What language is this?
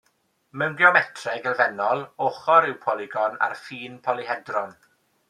Welsh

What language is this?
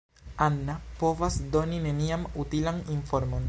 Esperanto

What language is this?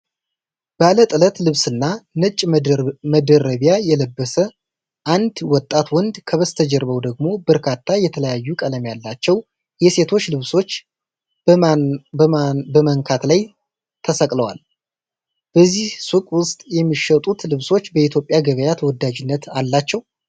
Amharic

